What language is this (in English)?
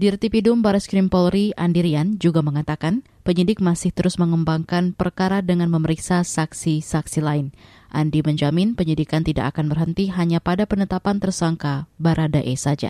Indonesian